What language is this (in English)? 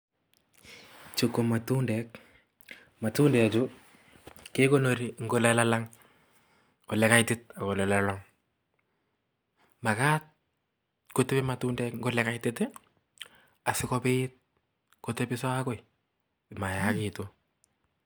Kalenjin